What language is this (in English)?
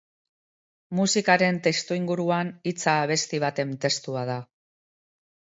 Basque